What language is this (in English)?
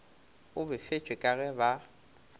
Northern Sotho